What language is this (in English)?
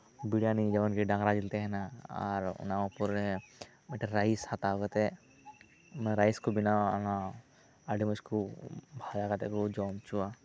Santali